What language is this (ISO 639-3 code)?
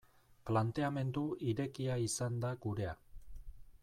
eus